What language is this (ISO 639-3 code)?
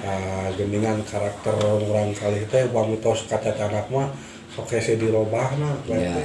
ind